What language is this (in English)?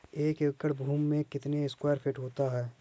Hindi